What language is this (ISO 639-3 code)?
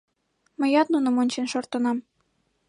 chm